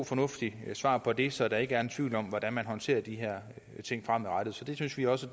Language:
Danish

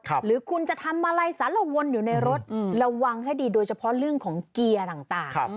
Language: Thai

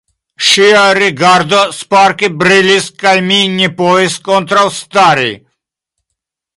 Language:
Esperanto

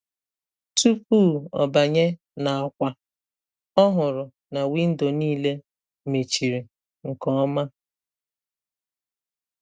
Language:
Igbo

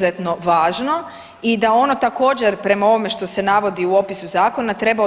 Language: Croatian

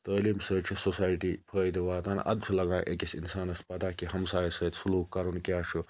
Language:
Kashmiri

